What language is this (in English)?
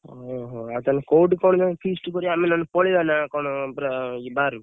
Odia